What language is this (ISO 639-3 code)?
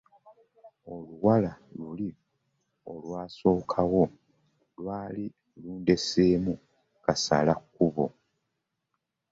lug